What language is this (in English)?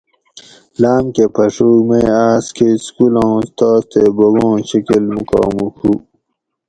Gawri